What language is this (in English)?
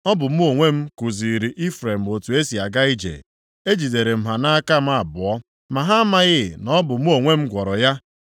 Igbo